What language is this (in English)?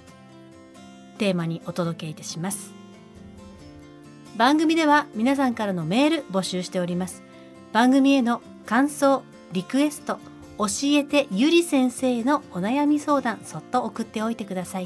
Japanese